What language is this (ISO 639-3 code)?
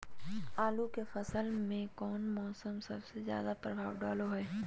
mag